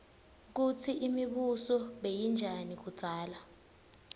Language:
Swati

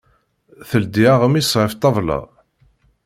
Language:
Kabyle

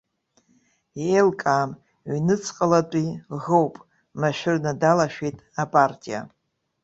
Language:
Abkhazian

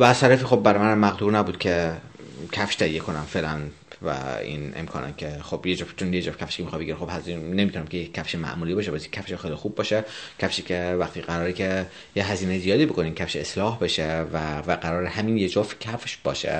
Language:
Persian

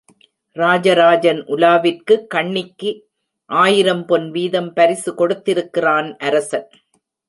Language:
Tamil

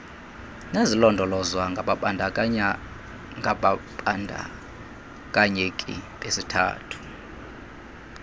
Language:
Xhosa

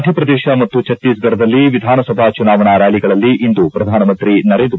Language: Kannada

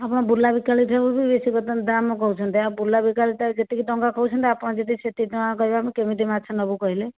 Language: Odia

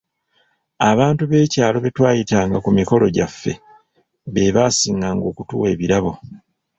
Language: Ganda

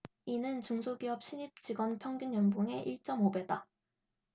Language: Korean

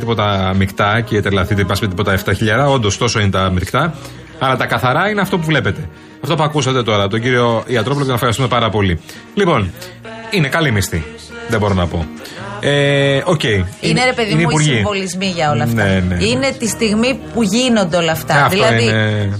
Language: Greek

